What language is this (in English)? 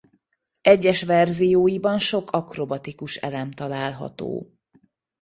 Hungarian